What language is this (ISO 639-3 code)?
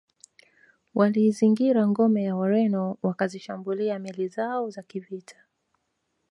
swa